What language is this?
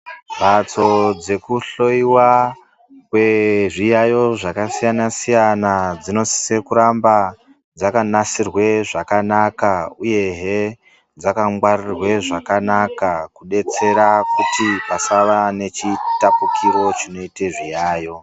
Ndau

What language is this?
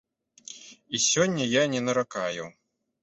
Belarusian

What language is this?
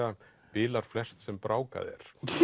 Icelandic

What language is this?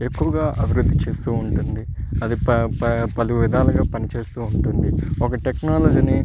Telugu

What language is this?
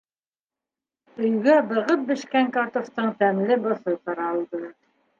Bashkir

